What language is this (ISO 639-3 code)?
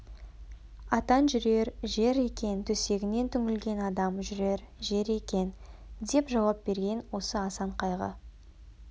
kaz